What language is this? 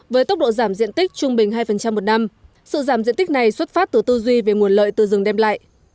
Vietnamese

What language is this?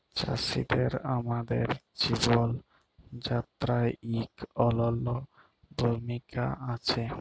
Bangla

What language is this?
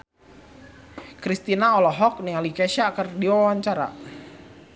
Sundanese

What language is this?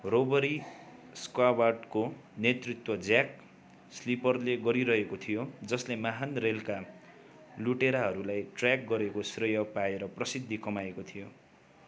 Nepali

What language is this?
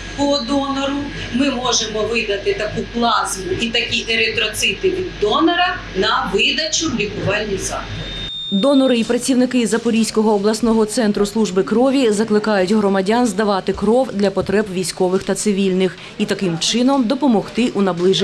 Ukrainian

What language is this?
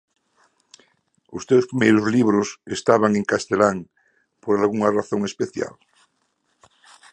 Galician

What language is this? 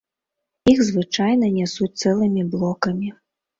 Belarusian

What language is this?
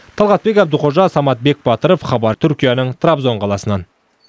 Kazakh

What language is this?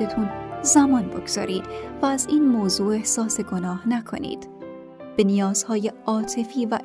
Persian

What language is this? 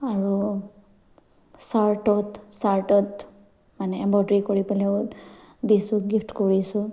Assamese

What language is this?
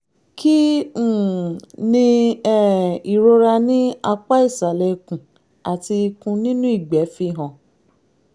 Yoruba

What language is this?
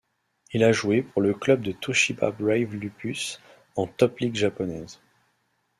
French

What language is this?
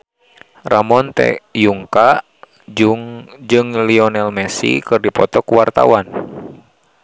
Sundanese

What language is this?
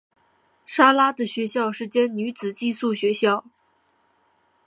Chinese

